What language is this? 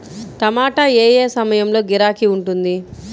Telugu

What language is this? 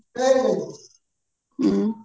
Odia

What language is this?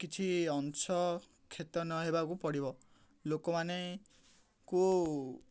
Odia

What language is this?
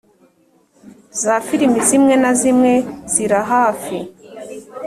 Kinyarwanda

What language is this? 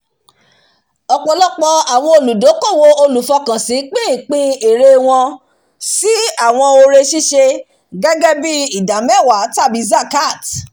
Yoruba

